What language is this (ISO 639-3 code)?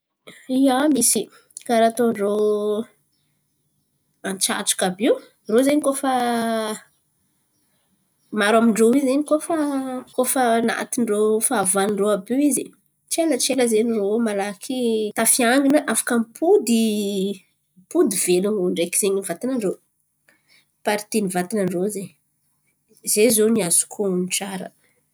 xmv